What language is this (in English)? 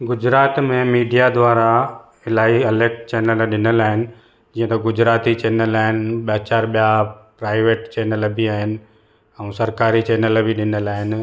Sindhi